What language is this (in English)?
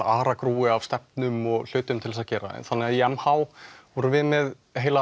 Icelandic